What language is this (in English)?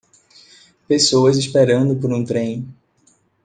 Portuguese